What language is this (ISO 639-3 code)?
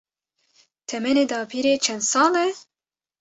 kur